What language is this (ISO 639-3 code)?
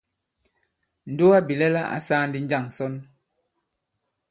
abb